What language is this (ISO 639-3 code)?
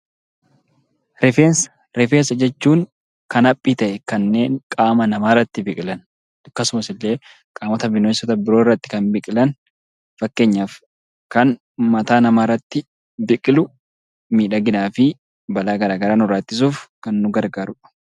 orm